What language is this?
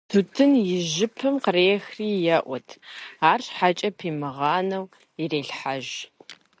Kabardian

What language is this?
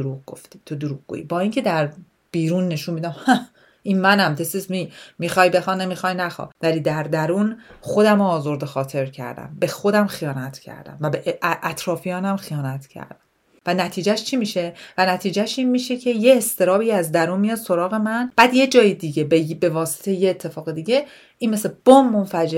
Persian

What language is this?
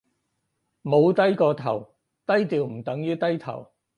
Cantonese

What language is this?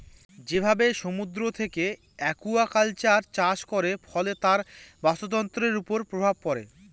Bangla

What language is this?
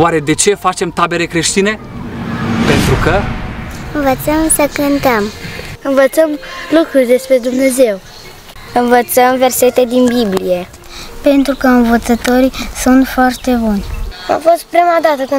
Romanian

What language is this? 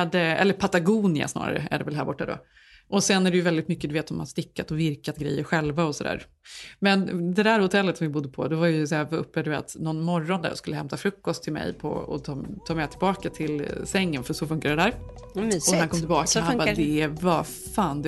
Swedish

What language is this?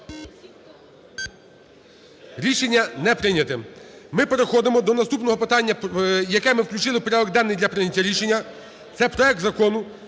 Ukrainian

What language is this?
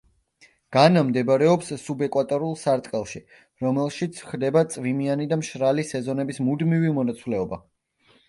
Georgian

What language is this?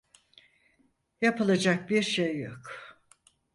Turkish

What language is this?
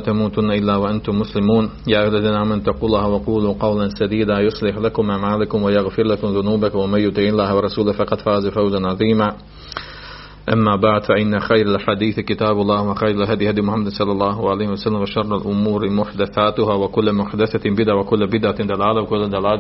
Croatian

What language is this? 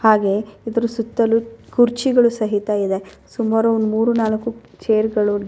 Kannada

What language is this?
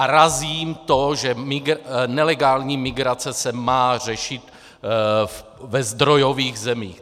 Czech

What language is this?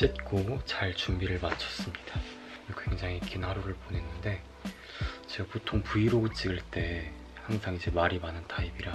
Korean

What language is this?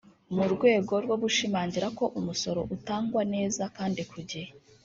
Kinyarwanda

